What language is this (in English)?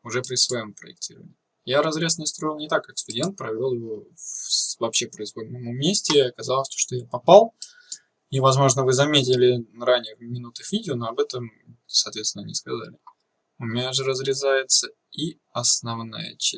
Russian